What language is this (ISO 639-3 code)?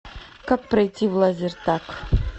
rus